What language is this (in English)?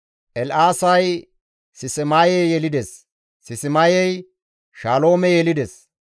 Gamo